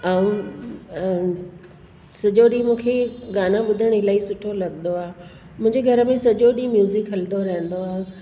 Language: Sindhi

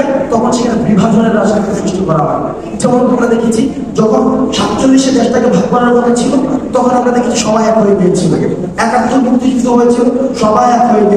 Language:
Bangla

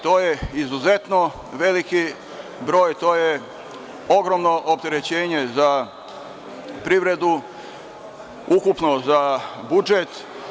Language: Serbian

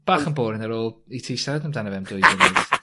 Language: Welsh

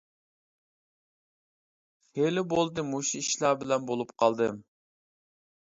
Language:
Uyghur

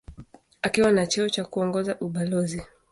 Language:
Swahili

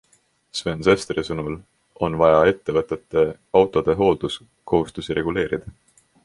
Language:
Estonian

